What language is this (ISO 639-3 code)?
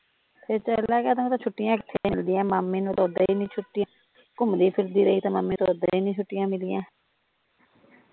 pan